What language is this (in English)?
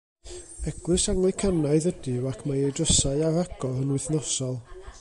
Welsh